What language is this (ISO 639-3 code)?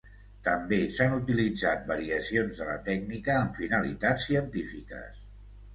cat